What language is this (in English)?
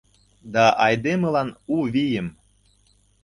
Mari